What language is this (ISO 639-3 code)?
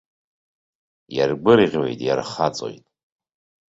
abk